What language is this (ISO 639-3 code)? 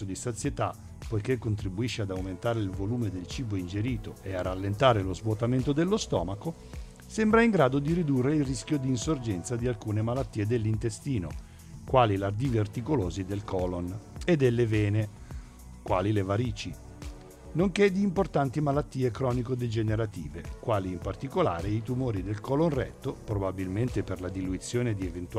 ita